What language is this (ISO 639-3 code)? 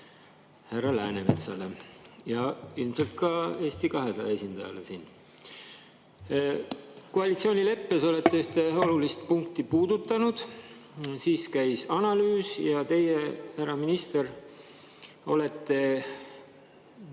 est